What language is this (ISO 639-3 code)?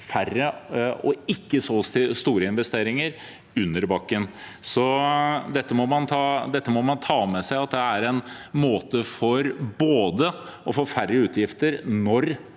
nor